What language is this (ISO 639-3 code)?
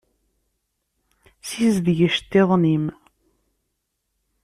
kab